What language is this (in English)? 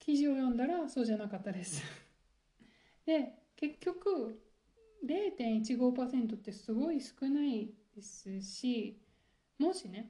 Japanese